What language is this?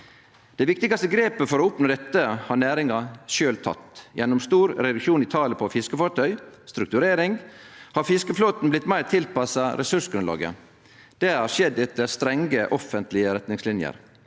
Norwegian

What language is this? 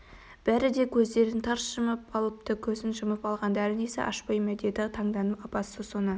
Kazakh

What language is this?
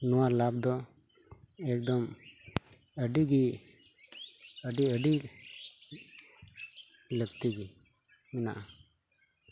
Santali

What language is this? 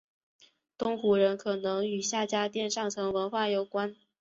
Chinese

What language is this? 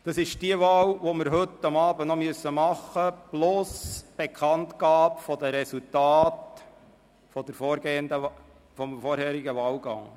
Swiss German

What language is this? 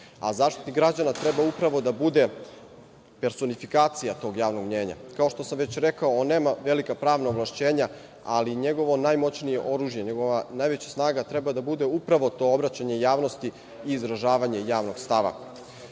Serbian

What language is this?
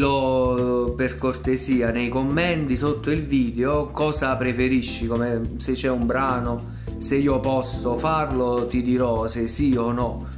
Italian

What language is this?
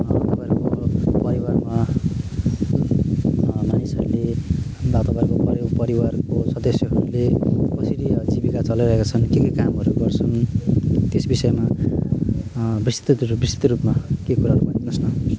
Nepali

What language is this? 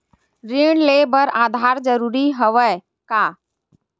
Chhattisgarhi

